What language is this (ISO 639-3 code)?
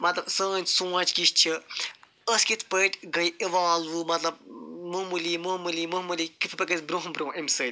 kas